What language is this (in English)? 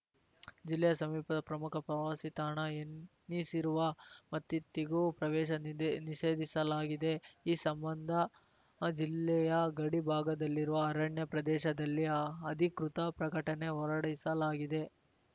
Kannada